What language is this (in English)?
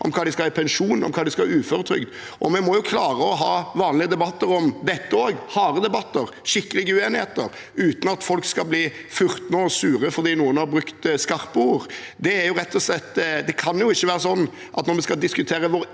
Norwegian